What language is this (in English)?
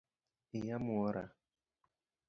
Luo (Kenya and Tanzania)